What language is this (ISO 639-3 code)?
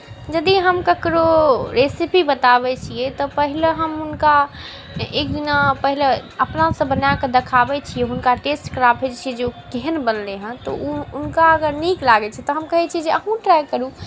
mai